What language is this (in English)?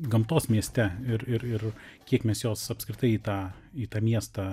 Lithuanian